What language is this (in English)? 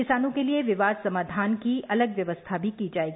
Hindi